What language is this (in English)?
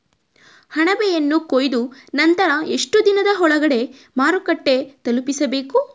Kannada